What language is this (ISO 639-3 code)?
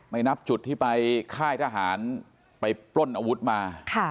tha